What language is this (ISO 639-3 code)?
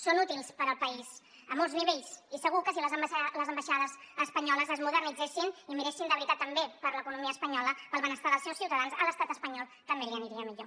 cat